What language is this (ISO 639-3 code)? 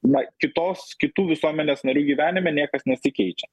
lit